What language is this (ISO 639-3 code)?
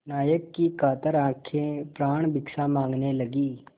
hin